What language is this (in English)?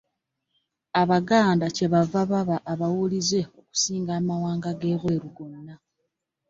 Ganda